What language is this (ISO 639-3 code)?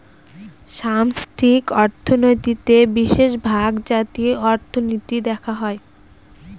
ben